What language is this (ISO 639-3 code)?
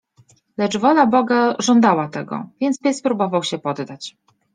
pol